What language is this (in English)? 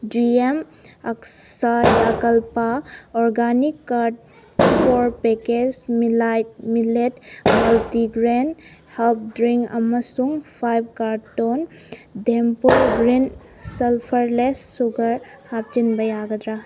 Manipuri